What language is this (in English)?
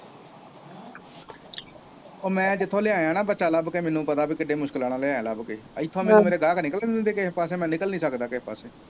Punjabi